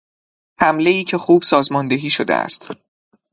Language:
Persian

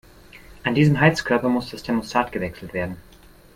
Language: German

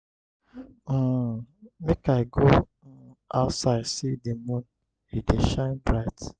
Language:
Nigerian Pidgin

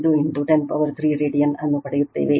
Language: Kannada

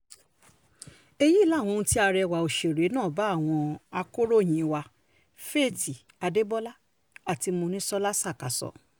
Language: Yoruba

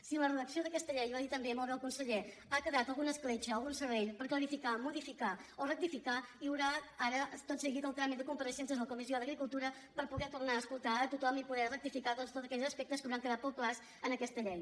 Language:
Catalan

